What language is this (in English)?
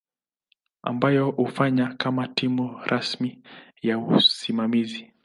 Swahili